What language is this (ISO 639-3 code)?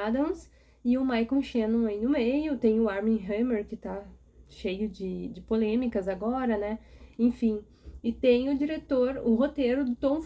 por